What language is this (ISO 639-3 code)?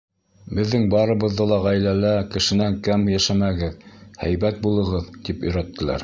bak